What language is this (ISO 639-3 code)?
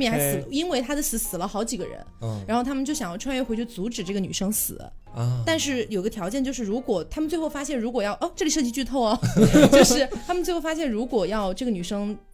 zho